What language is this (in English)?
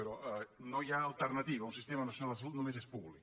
Catalan